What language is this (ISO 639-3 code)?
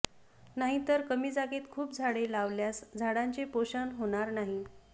mar